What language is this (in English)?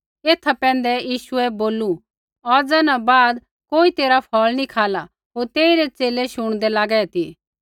Kullu Pahari